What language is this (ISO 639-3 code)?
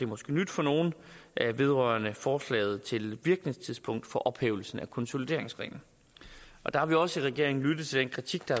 dan